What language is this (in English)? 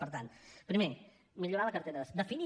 Catalan